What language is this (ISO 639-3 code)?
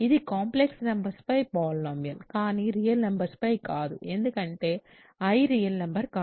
tel